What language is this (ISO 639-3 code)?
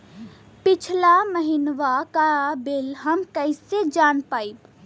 bho